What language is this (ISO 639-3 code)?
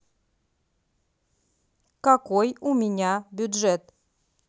rus